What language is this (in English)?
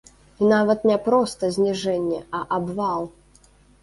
Belarusian